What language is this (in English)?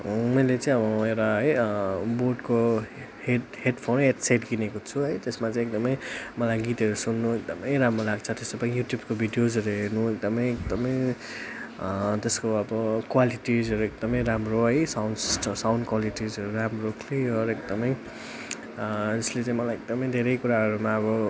Nepali